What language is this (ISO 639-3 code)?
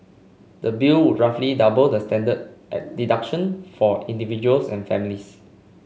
eng